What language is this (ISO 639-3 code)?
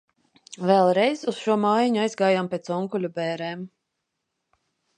lav